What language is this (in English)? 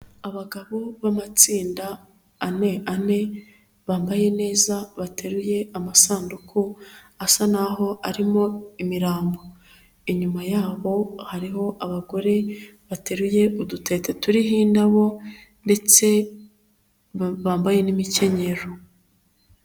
Kinyarwanda